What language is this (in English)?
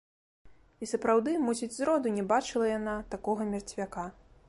Belarusian